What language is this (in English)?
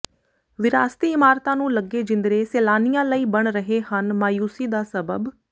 Punjabi